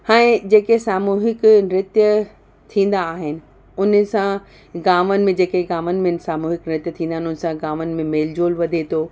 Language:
Sindhi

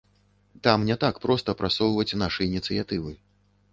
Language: Belarusian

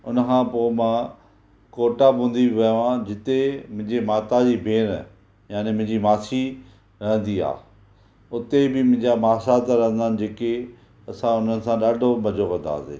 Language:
Sindhi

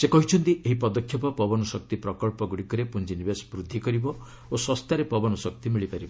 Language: Odia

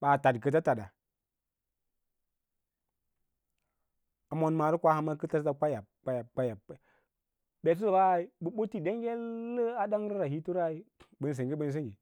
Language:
Lala-Roba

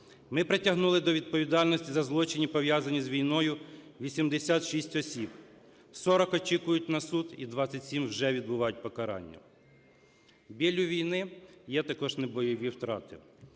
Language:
Ukrainian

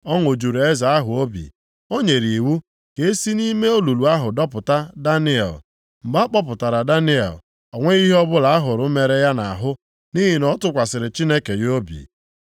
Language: Igbo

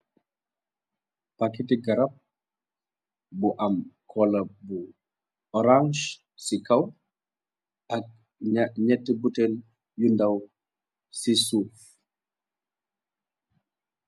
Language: Wolof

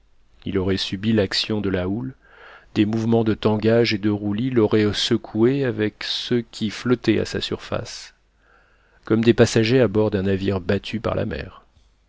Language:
French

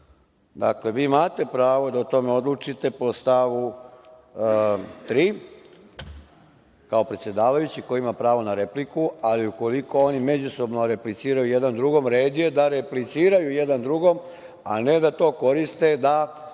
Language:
Serbian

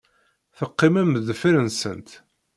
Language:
Kabyle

